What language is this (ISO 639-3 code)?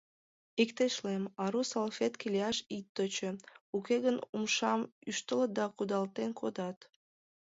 chm